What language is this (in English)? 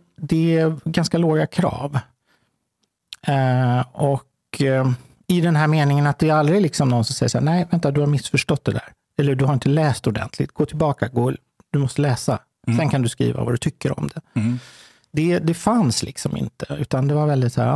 Swedish